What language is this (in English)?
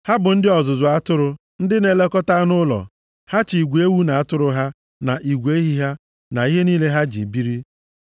Igbo